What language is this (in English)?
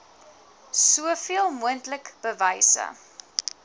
Afrikaans